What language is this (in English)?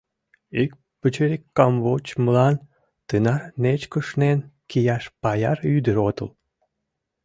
Mari